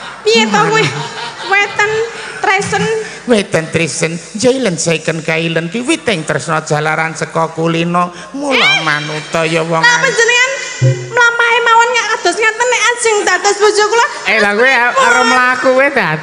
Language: Indonesian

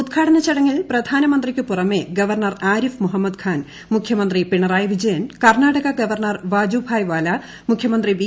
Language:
Malayalam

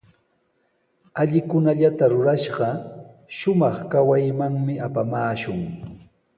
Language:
Sihuas Ancash Quechua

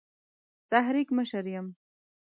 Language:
Pashto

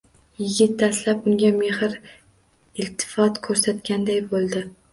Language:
Uzbek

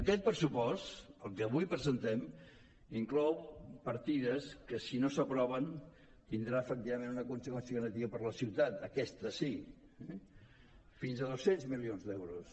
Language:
Catalan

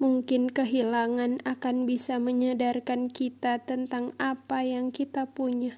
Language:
Indonesian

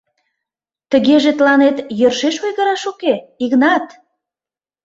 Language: Mari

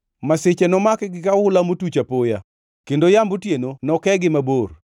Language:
Luo (Kenya and Tanzania)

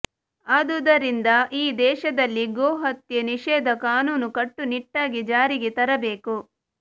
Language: Kannada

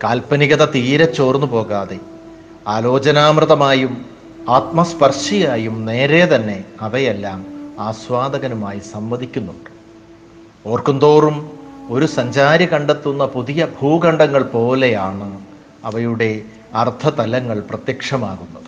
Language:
Malayalam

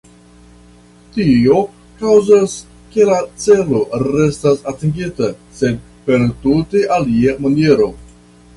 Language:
Esperanto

